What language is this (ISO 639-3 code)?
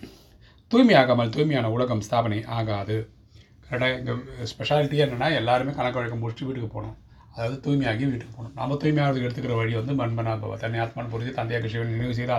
tam